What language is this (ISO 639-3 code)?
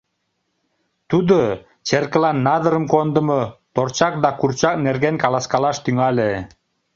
chm